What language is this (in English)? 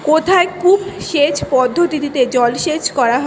Bangla